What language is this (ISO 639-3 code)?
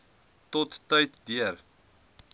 afr